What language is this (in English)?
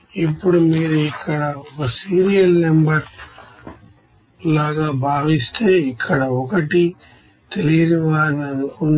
Telugu